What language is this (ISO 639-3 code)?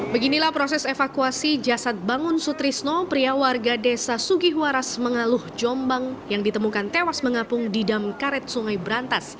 ind